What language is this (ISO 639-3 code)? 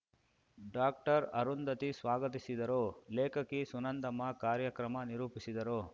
kan